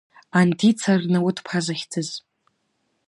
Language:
Abkhazian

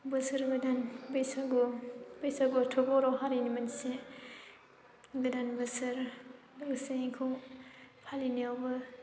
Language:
Bodo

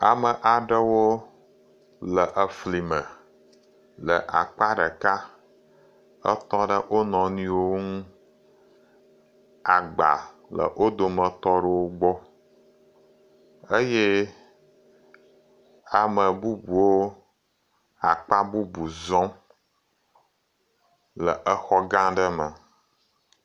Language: Ewe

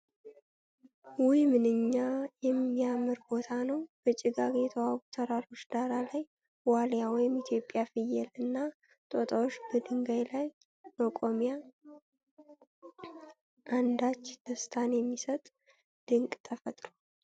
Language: Amharic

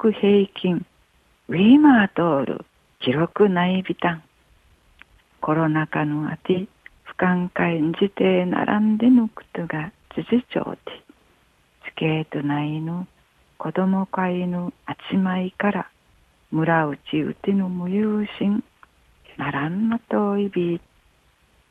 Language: Japanese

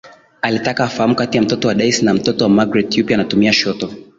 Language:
Swahili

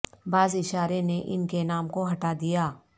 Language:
Urdu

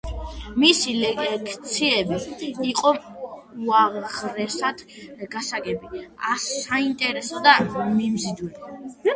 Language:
Georgian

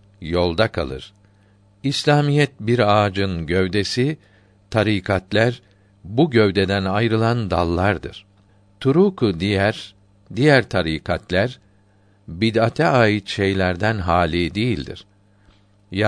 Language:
Turkish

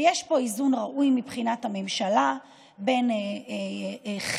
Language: Hebrew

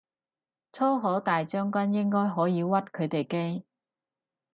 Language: Cantonese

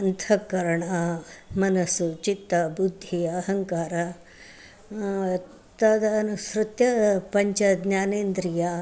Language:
Sanskrit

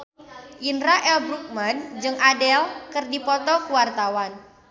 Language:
Sundanese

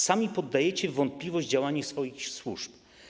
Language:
Polish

